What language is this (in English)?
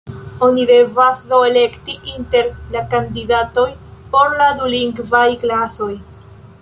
Esperanto